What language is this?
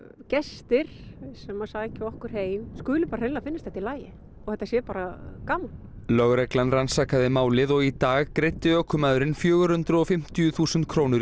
Icelandic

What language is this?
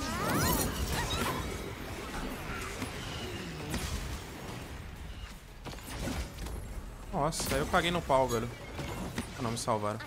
Portuguese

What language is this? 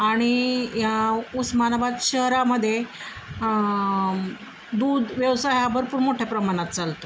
Marathi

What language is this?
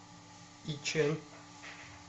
Russian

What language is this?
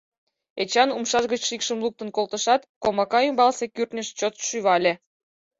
Mari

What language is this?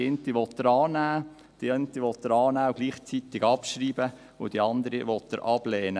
Swiss German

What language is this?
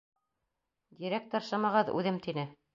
Bashkir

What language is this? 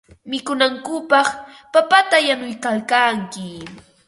Ambo-Pasco Quechua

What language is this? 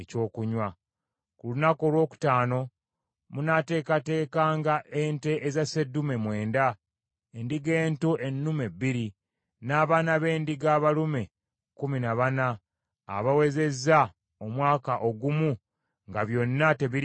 Ganda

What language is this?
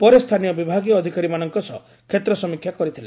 Odia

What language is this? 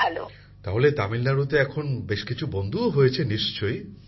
Bangla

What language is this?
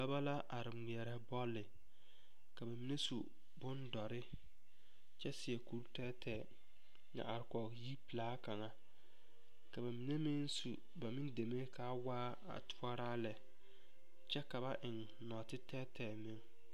Southern Dagaare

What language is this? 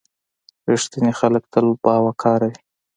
Pashto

